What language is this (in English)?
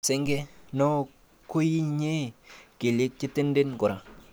Kalenjin